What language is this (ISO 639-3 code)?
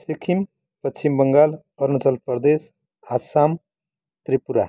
nep